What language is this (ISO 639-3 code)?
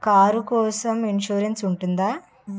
tel